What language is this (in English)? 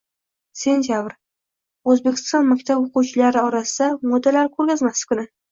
Uzbek